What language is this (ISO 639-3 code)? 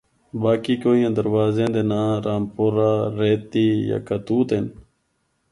hno